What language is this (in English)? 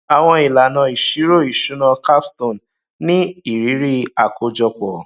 Yoruba